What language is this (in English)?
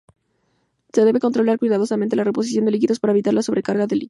Spanish